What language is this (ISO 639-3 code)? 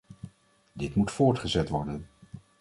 nld